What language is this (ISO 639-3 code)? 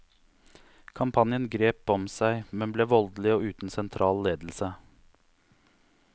nor